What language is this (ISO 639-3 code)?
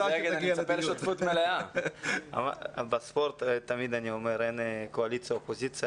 heb